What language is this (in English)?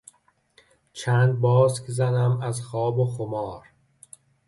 Persian